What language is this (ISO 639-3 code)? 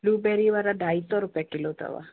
snd